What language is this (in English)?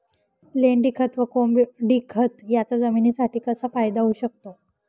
Marathi